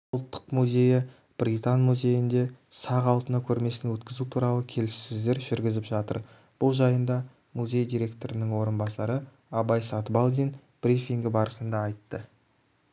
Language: Kazakh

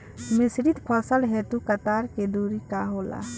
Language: Bhojpuri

